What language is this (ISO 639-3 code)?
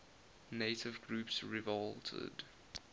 eng